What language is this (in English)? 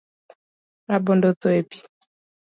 Luo (Kenya and Tanzania)